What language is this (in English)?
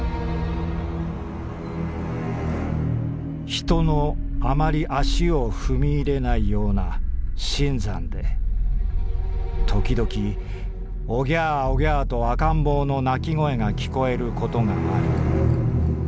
Japanese